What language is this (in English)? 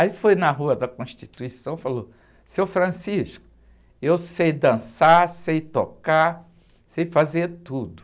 Portuguese